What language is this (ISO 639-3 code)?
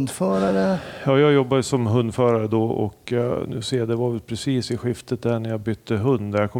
swe